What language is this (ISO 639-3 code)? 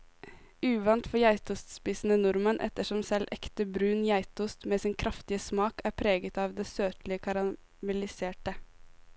nor